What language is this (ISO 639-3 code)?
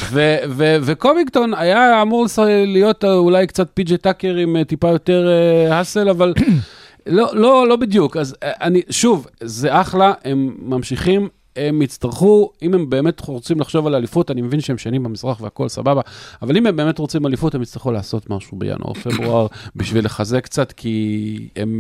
heb